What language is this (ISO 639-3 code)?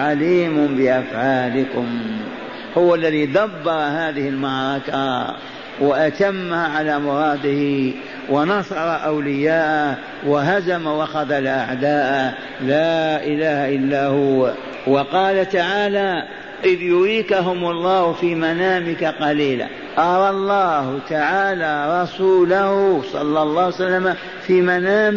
ara